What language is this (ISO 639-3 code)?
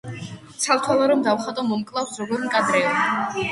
kat